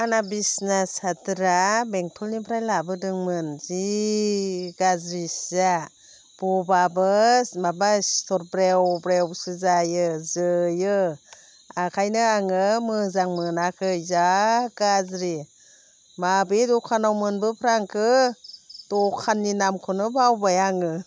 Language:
Bodo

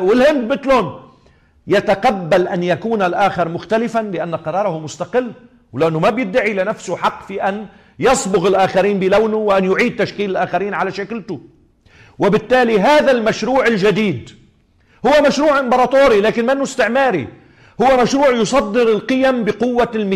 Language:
Arabic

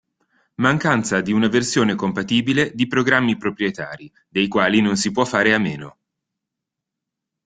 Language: Italian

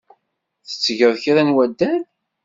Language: Kabyle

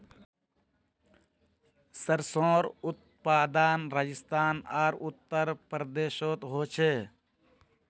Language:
Magahi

